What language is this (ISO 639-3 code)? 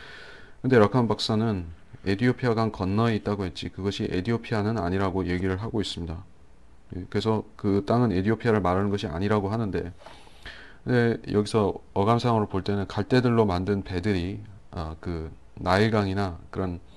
kor